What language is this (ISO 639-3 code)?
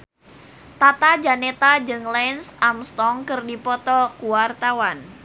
sun